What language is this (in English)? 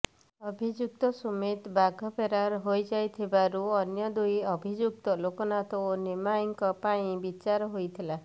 Odia